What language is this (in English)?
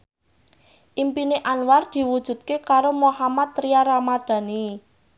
Javanese